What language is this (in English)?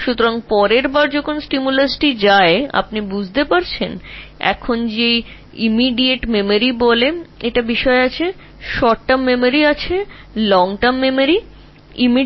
Bangla